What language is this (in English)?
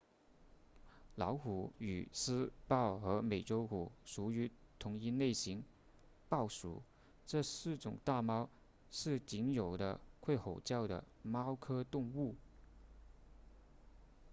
Chinese